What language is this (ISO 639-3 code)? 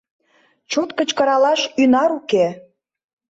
chm